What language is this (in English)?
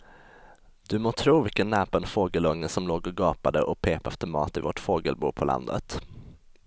Swedish